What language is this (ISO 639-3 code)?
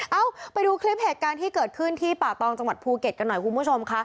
tha